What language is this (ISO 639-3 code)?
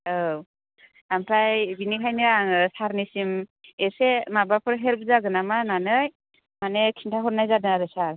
brx